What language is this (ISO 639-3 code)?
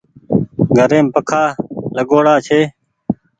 gig